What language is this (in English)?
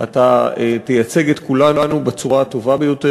Hebrew